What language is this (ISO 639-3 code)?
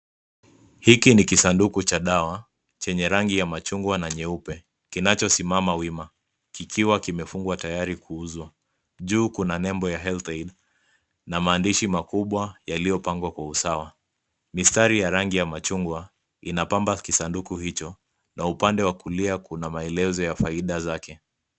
swa